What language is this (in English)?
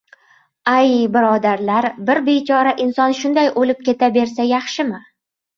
Uzbek